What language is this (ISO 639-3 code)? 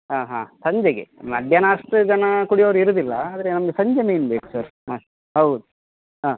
kan